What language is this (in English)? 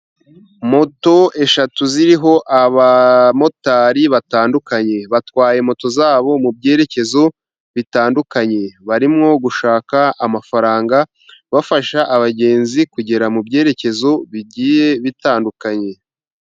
Kinyarwanda